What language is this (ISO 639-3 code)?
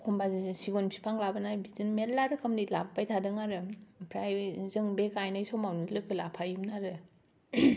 brx